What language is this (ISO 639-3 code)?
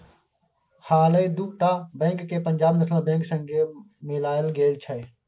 mai